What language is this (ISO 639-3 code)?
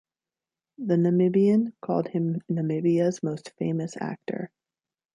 eng